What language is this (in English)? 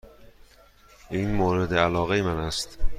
Persian